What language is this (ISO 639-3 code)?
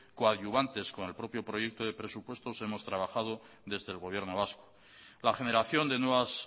spa